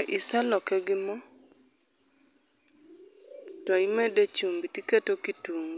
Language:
Luo (Kenya and Tanzania)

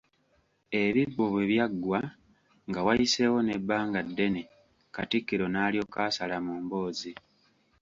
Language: Ganda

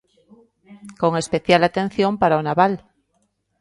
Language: Galician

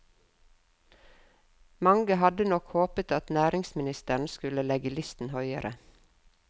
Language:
Norwegian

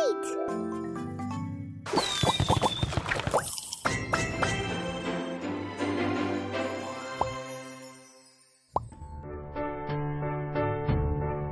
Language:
English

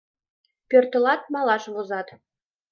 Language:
Mari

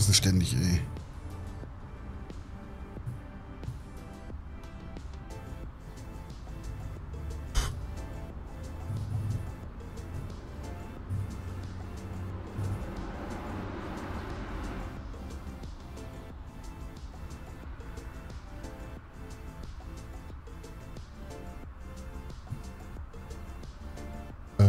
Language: German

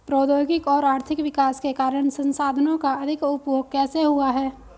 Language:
Hindi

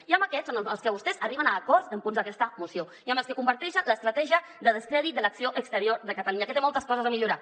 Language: Catalan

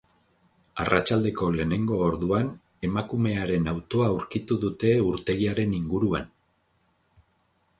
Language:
Basque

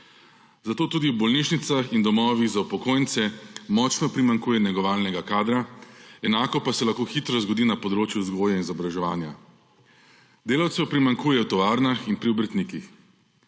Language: Slovenian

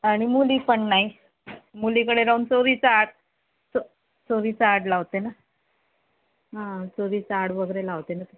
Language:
Marathi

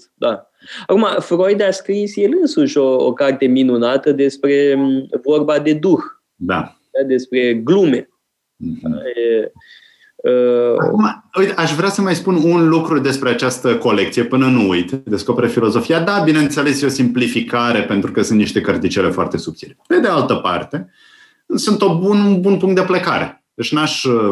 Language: Romanian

